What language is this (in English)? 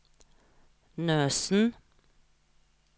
Norwegian